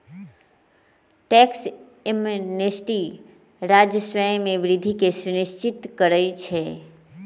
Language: Magahi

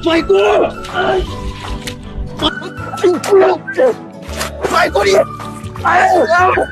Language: Thai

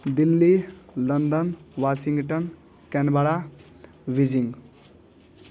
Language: Hindi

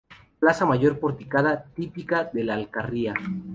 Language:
Spanish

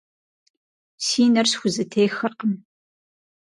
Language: Kabardian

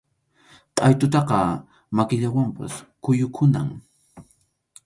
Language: Arequipa-La Unión Quechua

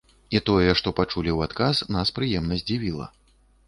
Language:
Belarusian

